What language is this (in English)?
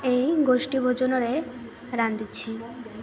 Odia